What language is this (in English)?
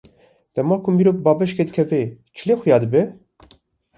Kurdish